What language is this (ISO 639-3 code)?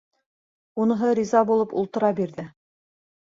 bak